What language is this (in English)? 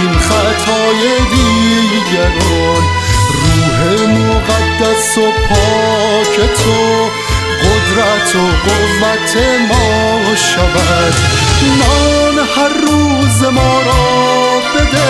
Persian